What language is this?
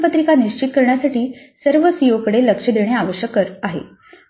Marathi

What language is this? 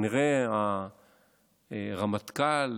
Hebrew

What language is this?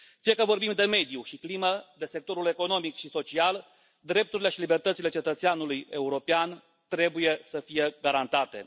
Romanian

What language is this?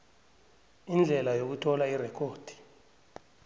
South Ndebele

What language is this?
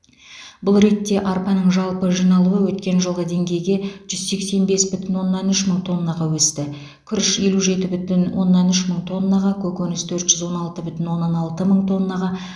Kazakh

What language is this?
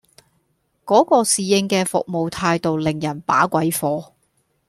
Cantonese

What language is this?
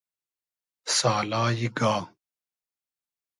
Hazaragi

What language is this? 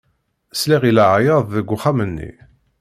Kabyle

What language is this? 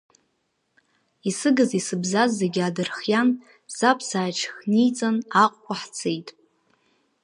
Abkhazian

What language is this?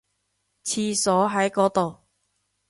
Cantonese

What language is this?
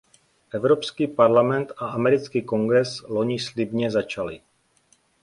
Czech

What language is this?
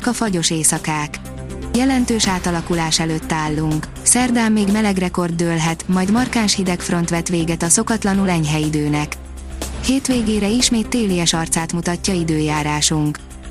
Hungarian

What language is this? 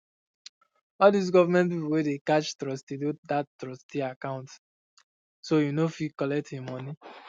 Nigerian Pidgin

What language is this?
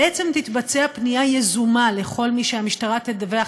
Hebrew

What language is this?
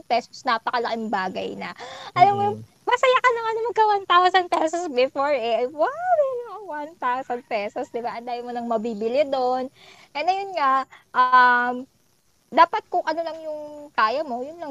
Filipino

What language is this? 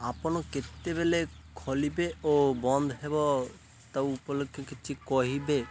Odia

